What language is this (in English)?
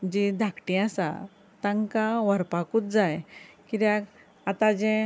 Konkani